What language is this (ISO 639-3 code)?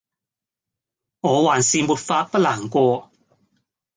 yue